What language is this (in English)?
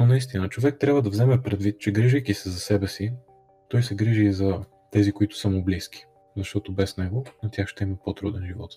Bulgarian